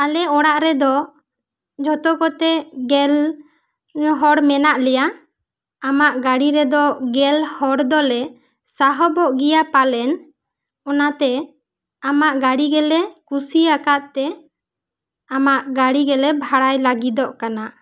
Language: Santali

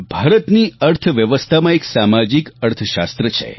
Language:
Gujarati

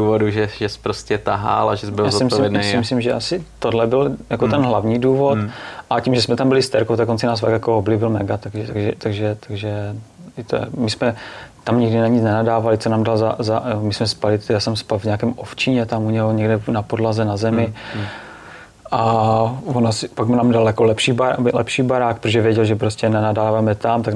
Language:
Czech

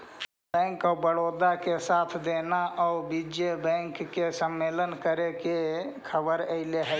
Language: Magahi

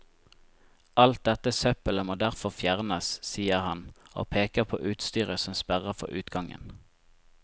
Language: Norwegian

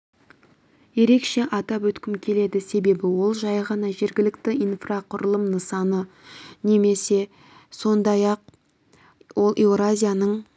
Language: Kazakh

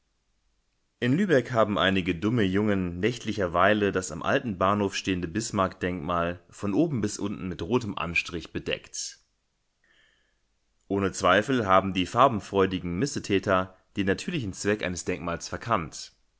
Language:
German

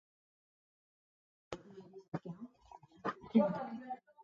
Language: Copainalá Zoque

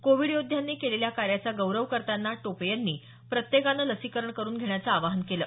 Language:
Marathi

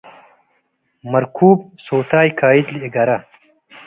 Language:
Tigre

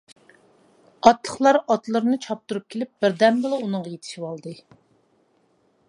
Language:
Uyghur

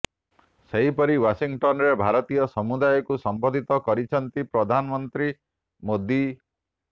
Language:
Odia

